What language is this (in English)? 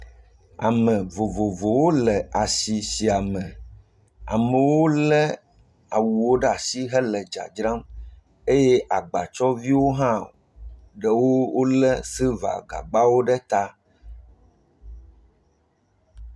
Ewe